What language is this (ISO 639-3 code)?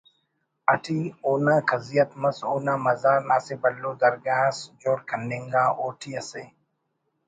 brh